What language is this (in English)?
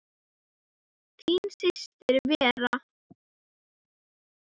Icelandic